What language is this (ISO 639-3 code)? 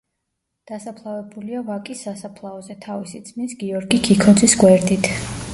kat